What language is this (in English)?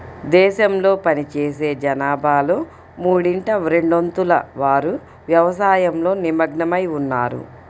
Telugu